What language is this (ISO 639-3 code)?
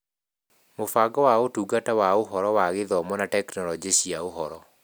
kik